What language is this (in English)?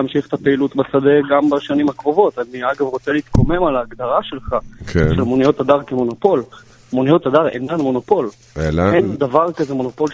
Hebrew